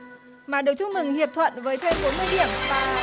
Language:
Vietnamese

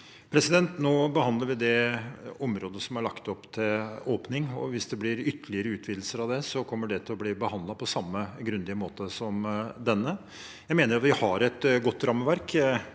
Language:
Norwegian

